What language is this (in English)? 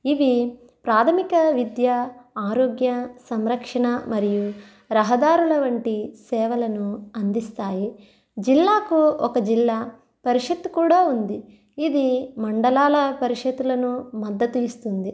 Telugu